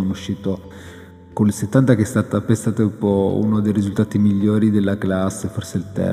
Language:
Italian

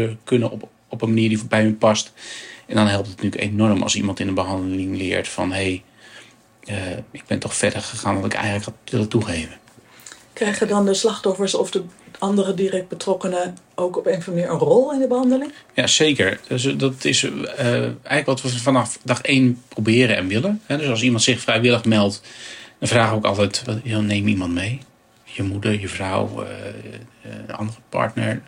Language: Dutch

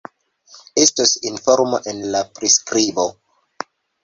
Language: Esperanto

